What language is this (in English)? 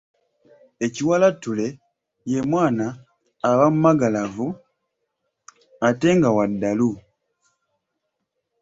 Ganda